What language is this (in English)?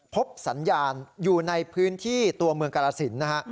Thai